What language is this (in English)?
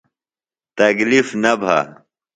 Phalura